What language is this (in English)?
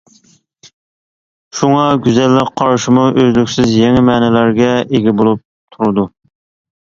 Uyghur